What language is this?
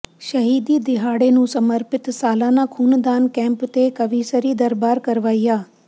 Punjabi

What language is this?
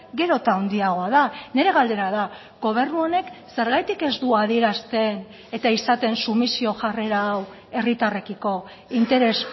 Basque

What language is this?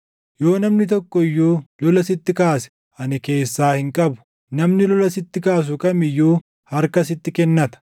Oromo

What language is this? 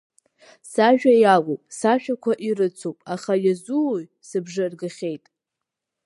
Abkhazian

